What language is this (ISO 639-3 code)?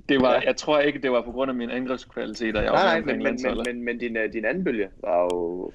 dan